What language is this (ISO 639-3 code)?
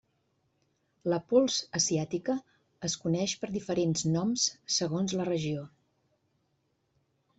cat